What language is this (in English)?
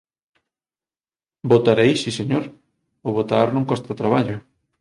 Galician